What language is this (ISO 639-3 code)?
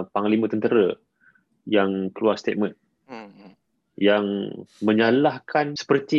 msa